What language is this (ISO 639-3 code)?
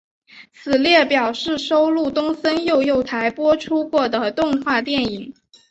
zho